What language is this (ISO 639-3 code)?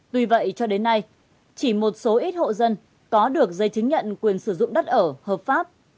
vie